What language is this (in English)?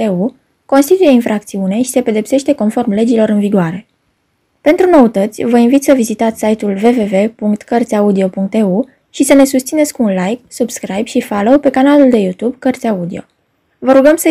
Romanian